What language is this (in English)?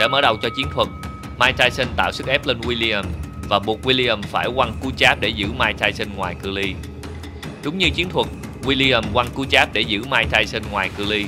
Vietnamese